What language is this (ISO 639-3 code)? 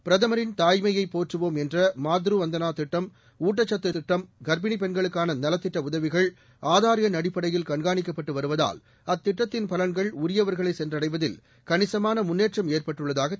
tam